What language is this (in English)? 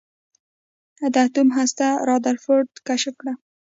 Pashto